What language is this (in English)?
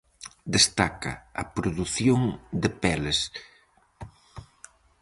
Galician